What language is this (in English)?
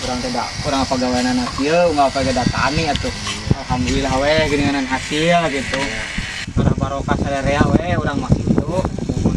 Indonesian